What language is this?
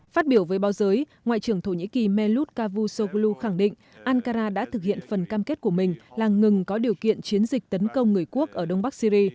Vietnamese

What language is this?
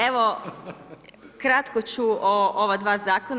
Croatian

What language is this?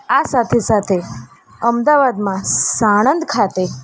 Gujarati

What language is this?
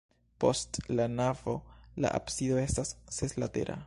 Esperanto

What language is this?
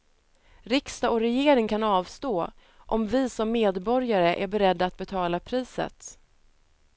Swedish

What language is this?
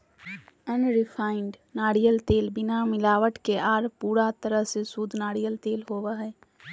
Magahi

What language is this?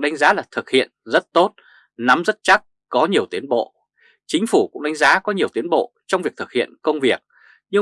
Vietnamese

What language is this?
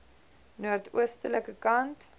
Afrikaans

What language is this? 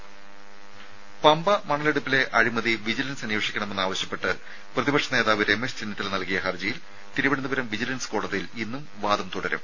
Malayalam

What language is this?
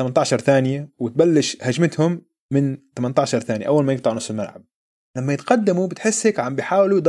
Arabic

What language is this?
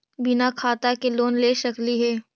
Magahi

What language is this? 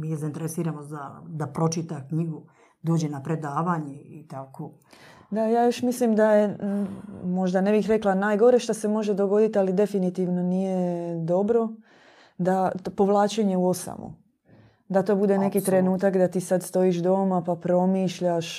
Croatian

